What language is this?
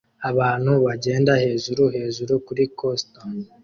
Kinyarwanda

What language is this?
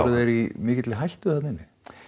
Icelandic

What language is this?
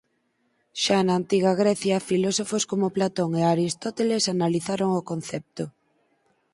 Galician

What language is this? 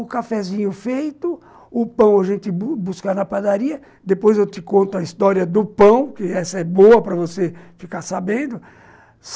Portuguese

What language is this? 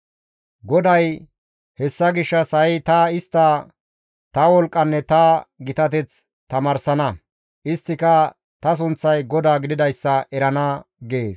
Gamo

